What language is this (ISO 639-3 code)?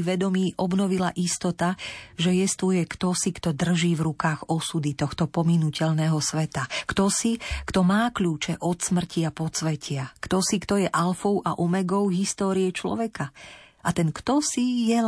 slk